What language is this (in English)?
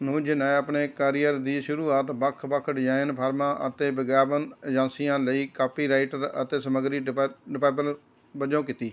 Punjabi